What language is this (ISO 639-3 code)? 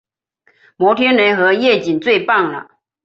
zho